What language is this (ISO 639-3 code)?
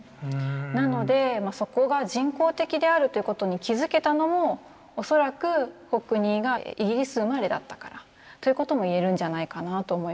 jpn